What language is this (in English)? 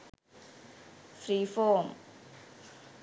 Sinhala